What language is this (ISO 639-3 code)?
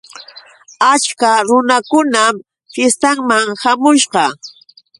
qux